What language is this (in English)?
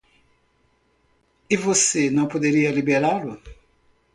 Portuguese